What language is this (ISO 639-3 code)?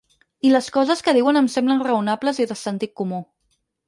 cat